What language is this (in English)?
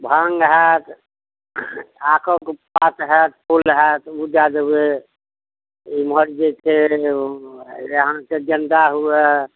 Maithili